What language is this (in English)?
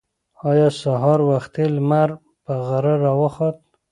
Pashto